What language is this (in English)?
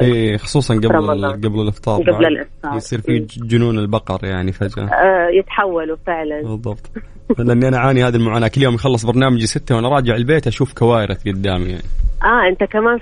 Arabic